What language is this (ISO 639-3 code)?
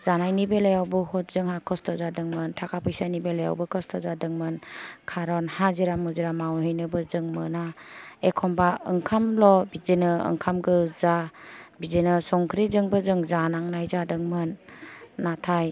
brx